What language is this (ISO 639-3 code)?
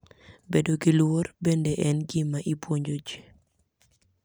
luo